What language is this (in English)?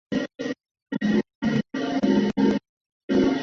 Chinese